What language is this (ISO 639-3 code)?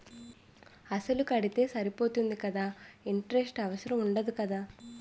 tel